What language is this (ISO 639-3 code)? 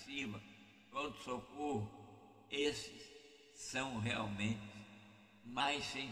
por